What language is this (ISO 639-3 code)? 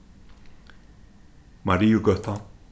fao